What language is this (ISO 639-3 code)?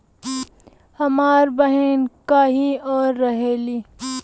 bho